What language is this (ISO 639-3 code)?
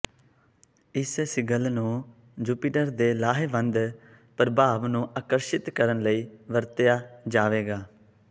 pan